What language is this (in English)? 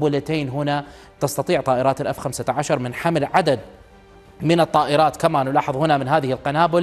Arabic